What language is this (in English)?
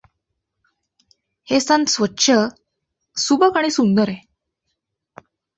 Marathi